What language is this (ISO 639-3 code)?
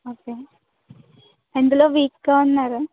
tel